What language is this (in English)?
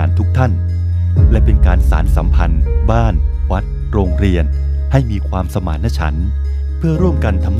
Thai